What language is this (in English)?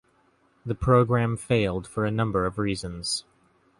English